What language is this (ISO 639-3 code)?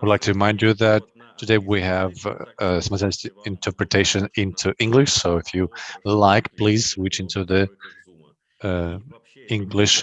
eng